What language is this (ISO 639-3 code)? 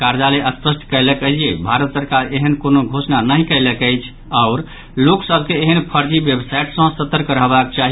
mai